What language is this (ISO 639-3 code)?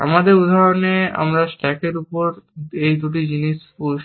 ben